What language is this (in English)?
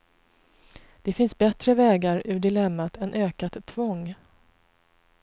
Swedish